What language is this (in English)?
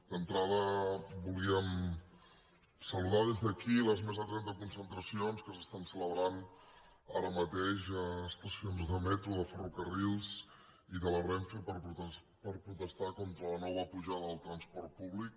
Catalan